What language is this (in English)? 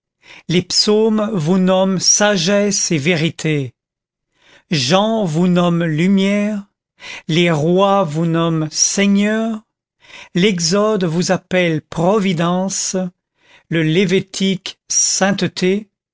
French